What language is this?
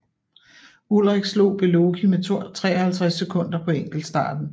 Danish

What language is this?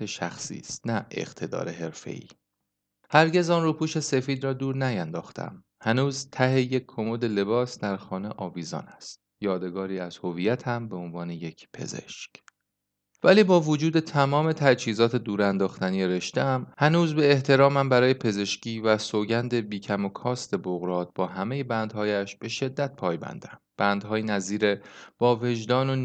Persian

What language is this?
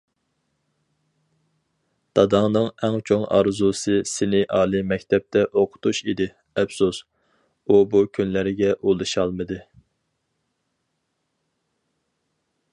Uyghur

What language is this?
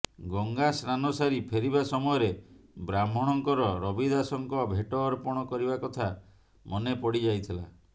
Odia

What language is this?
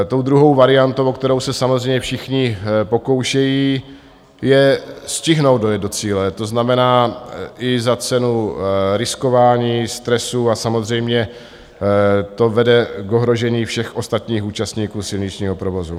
Czech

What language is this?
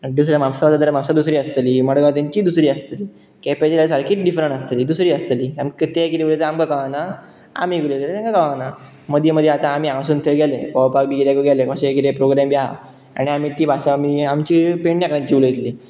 Konkani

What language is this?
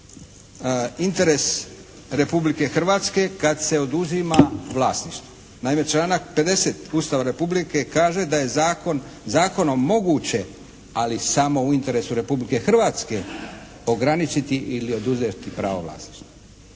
Croatian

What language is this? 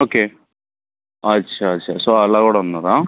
Telugu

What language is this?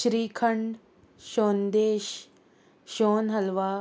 Konkani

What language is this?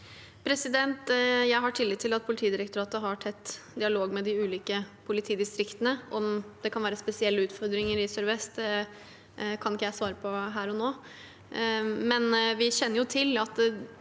Norwegian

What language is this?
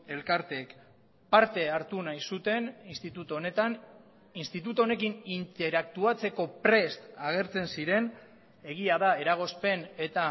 Basque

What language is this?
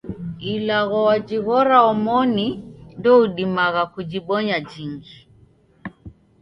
Taita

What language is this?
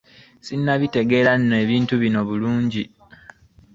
Ganda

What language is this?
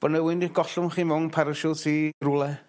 Welsh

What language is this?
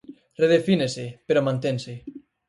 Galician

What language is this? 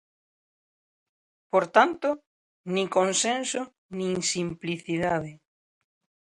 Galician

